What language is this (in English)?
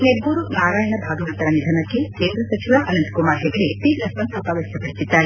Kannada